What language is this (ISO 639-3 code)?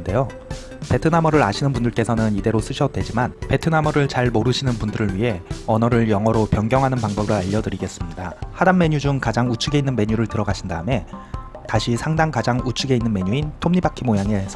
kor